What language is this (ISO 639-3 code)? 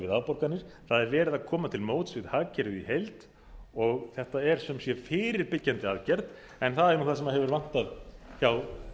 isl